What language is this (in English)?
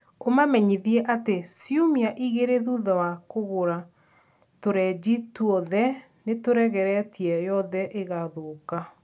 Kikuyu